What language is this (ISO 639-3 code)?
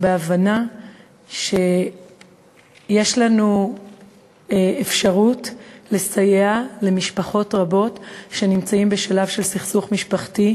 heb